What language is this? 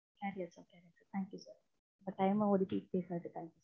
Tamil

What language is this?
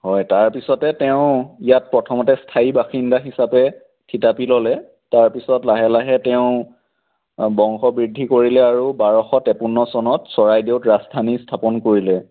Assamese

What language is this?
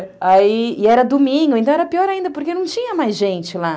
Portuguese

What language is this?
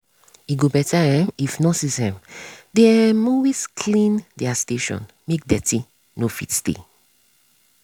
Nigerian Pidgin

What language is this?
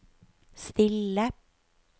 Norwegian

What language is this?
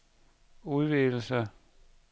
Danish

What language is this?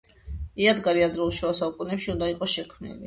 Georgian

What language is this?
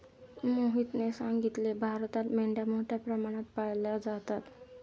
Marathi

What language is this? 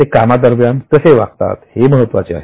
Marathi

